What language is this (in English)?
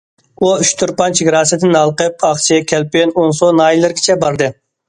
Uyghur